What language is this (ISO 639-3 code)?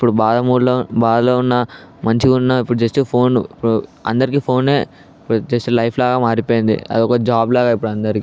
tel